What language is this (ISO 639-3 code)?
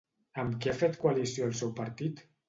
cat